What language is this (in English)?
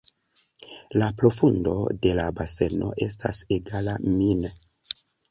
Esperanto